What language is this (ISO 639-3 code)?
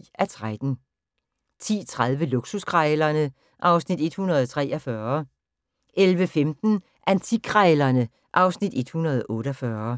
dan